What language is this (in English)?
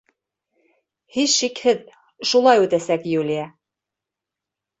Bashkir